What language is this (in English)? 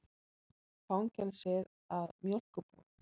Icelandic